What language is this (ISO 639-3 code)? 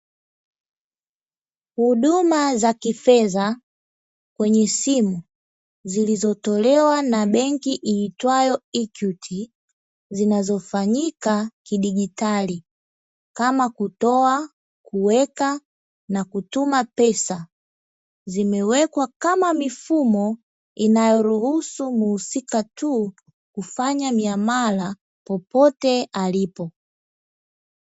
swa